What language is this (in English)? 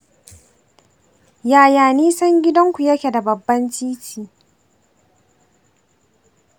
Hausa